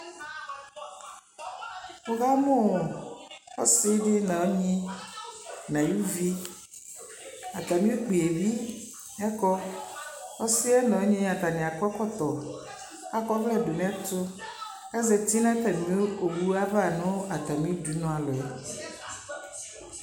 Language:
Ikposo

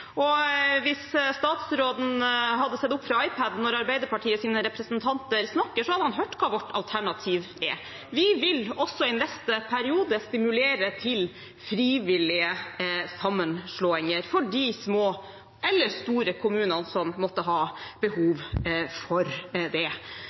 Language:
Norwegian Bokmål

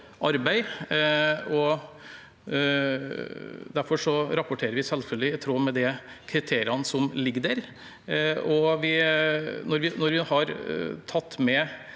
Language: Norwegian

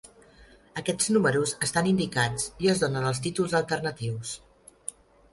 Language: Catalan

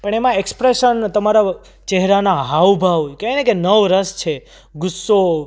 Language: Gujarati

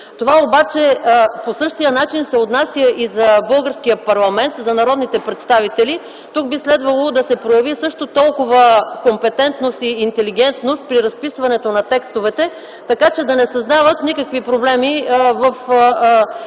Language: Bulgarian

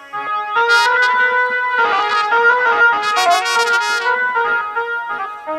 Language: Bangla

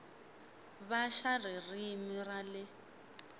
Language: Tsonga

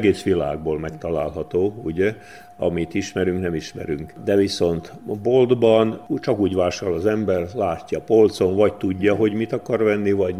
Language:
Hungarian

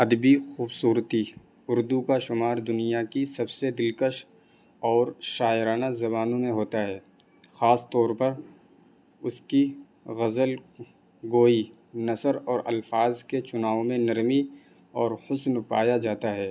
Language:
Urdu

